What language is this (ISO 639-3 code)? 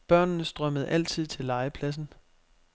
dan